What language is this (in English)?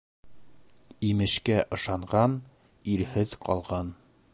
Bashkir